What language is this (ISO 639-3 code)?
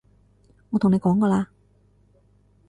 yue